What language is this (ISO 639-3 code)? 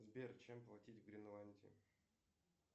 rus